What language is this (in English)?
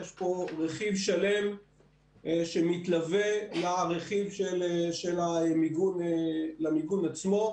Hebrew